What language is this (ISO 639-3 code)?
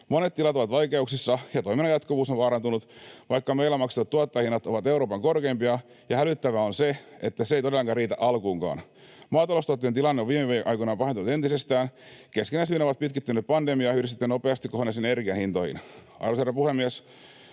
fin